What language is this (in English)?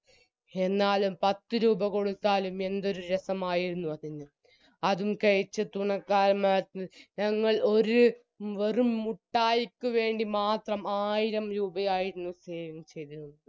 Malayalam